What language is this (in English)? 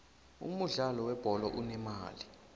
South Ndebele